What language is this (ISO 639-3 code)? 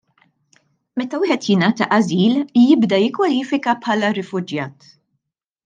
mlt